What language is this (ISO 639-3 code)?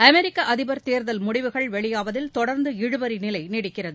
tam